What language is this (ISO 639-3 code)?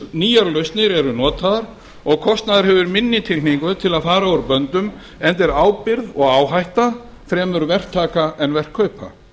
isl